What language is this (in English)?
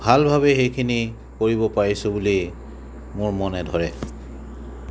Assamese